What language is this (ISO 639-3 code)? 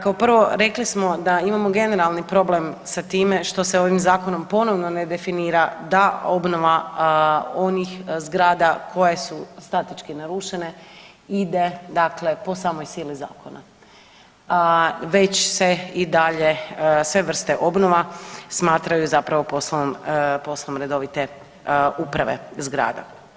hrv